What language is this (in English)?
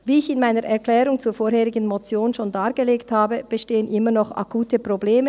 Swiss German